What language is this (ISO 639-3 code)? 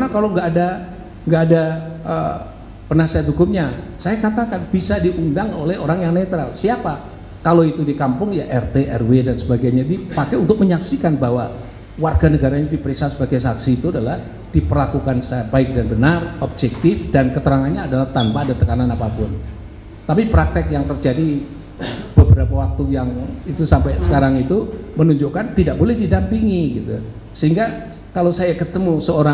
ind